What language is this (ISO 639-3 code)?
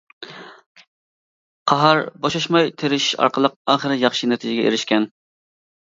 uig